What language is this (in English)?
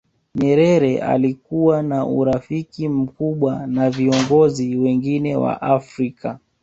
Swahili